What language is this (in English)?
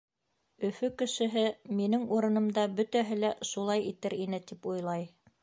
Bashkir